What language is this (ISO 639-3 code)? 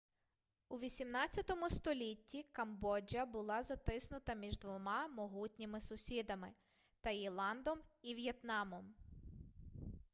ukr